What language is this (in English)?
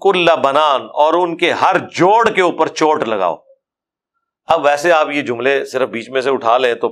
Urdu